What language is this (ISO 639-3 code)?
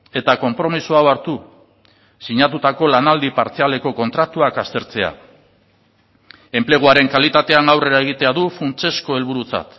eus